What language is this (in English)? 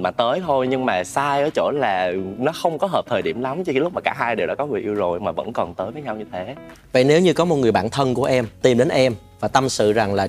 Vietnamese